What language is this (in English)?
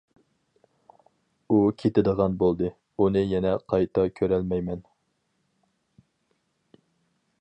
Uyghur